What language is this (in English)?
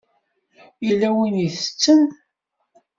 Kabyle